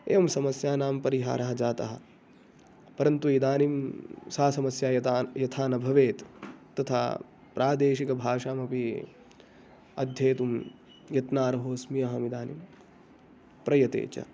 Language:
Sanskrit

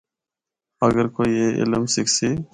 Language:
Northern Hindko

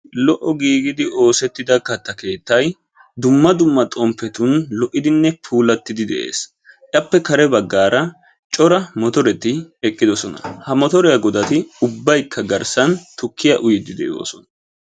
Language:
Wolaytta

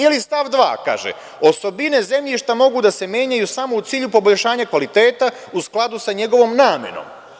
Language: Serbian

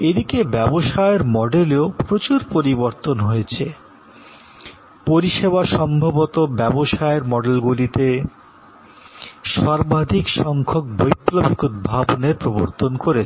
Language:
Bangla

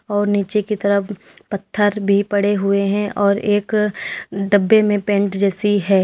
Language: Hindi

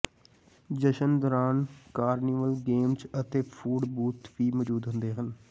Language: Punjabi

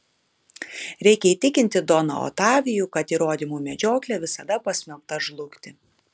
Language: Lithuanian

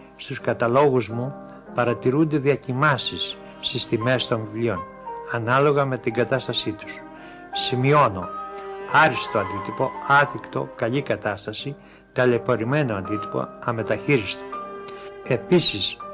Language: Greek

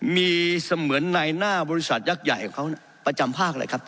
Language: Thai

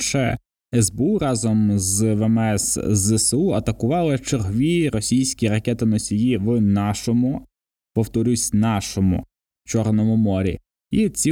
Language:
Ukrainian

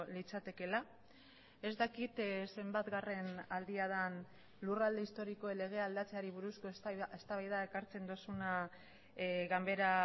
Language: Basque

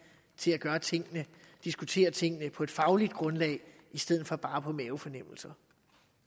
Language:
Danish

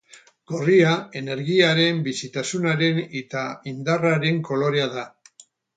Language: Basque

